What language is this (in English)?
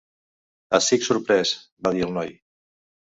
Catalan